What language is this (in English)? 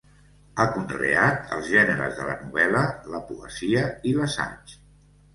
Catalan